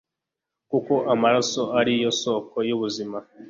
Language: Kinyarwanda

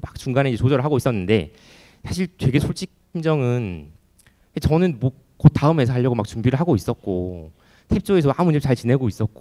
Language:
Korean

